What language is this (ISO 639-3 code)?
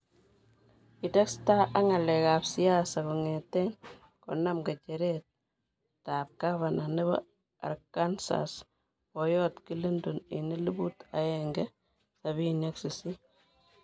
kln